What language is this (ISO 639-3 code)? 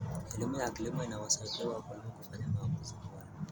kln